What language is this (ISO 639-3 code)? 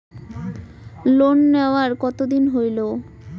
ben